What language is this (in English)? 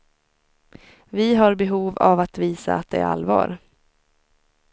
Swedish